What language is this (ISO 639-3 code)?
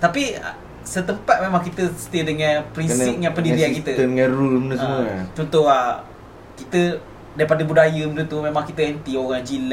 msa